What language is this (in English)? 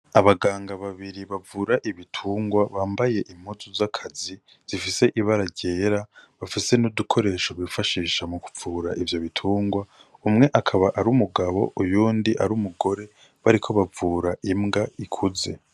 Rundi